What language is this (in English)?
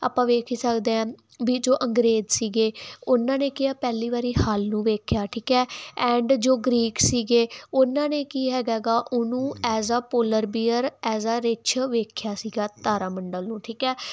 Punjabi